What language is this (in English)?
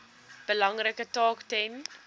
Afrikaans